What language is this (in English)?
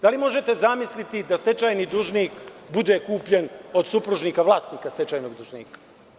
Serbian